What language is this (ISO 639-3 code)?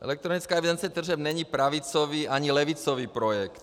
ces